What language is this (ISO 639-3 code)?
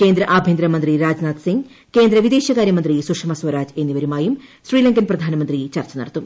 mal